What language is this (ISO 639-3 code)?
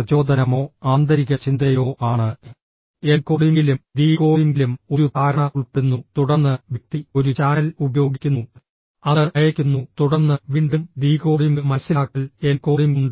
mal